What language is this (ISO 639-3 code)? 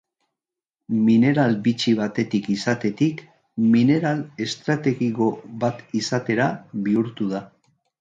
eus